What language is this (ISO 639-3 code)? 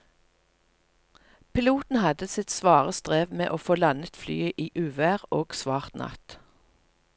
nor